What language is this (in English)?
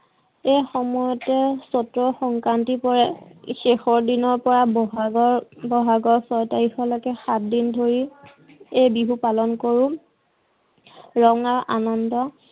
Assamese